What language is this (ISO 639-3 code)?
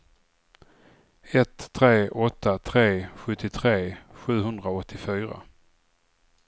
swe